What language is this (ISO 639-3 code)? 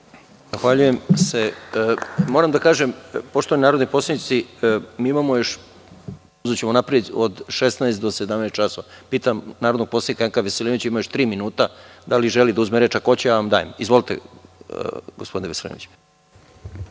srp